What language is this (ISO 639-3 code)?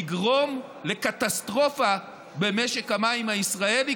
heb